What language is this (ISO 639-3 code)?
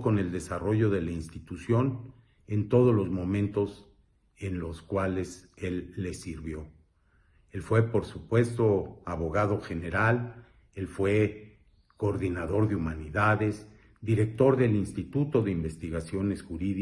spa